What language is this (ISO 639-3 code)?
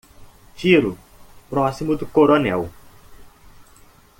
por